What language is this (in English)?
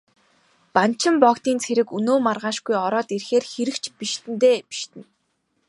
Mongolian